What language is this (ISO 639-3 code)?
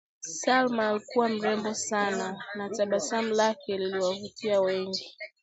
swa